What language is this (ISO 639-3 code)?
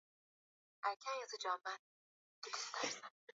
swa